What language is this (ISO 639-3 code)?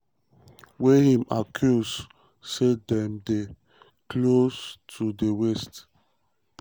pcm